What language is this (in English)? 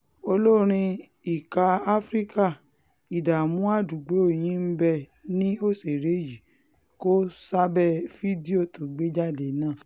Yoruba